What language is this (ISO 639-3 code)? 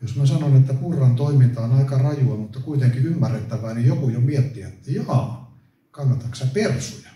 fin